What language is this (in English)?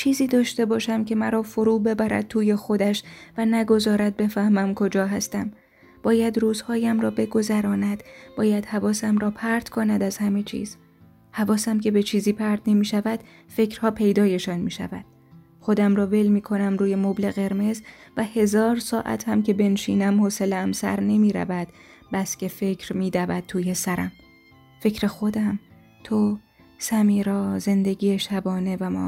Persian